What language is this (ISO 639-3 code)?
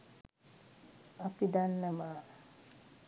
sin